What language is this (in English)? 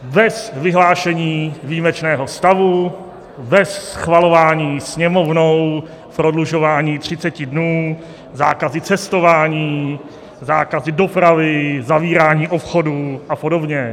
Czech